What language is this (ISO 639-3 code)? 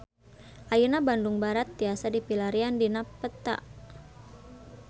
sun